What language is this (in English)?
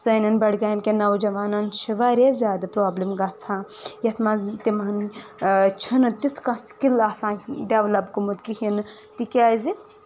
Kashmiri